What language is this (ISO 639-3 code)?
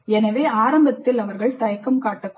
tam